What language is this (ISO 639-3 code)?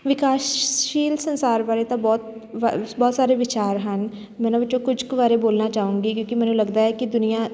pan